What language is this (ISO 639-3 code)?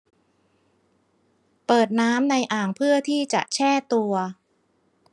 tha